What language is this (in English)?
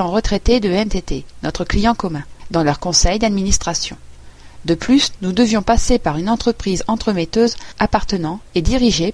French